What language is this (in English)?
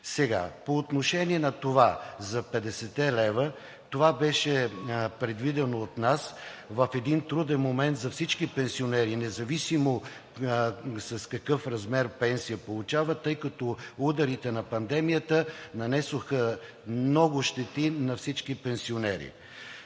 Bulgarian